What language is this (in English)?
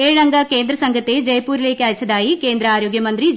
Malayalam